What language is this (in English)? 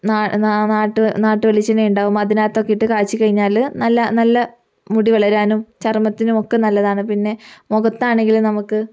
Malayalam